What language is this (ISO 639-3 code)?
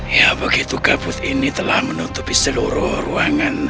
ind